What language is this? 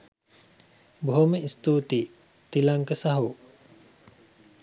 Sinhala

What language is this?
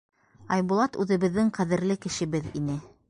Bashkir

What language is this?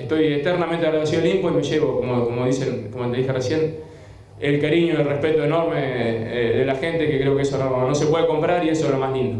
Spanish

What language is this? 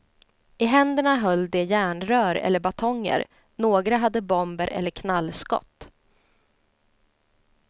Swedish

